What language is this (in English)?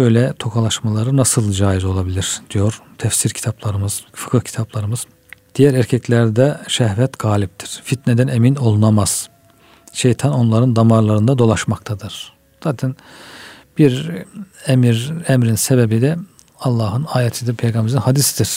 Turkish